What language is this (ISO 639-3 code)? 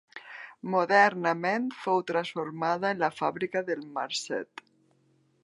cat